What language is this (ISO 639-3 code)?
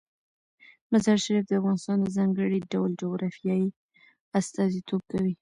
pus